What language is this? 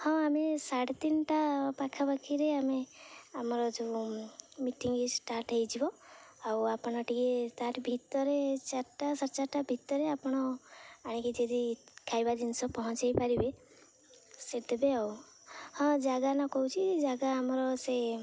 Odia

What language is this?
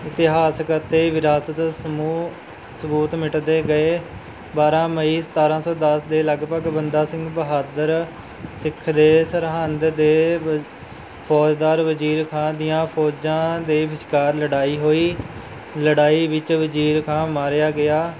Punjabi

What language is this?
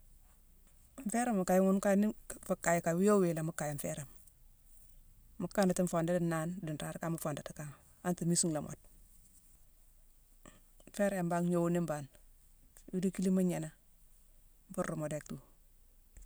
Mansoanka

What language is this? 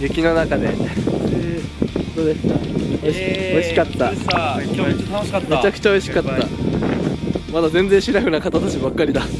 Japanese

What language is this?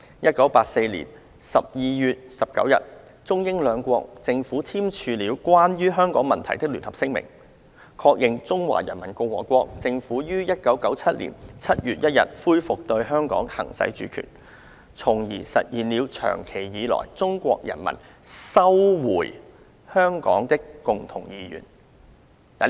Cantonese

